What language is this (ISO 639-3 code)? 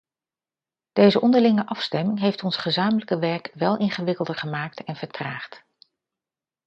nld